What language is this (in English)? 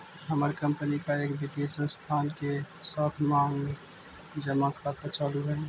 Magahi